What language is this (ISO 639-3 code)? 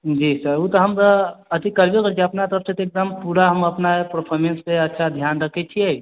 mai